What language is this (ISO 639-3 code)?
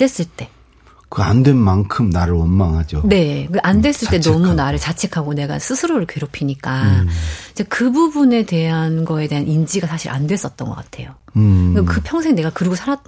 kor